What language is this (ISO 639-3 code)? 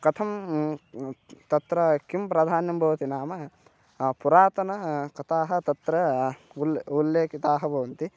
san